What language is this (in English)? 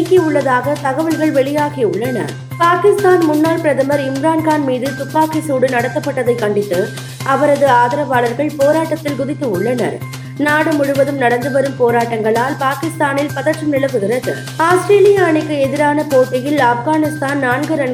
Tamil